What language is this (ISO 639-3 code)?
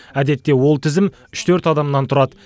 kaz